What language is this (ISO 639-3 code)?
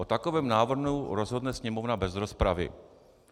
ces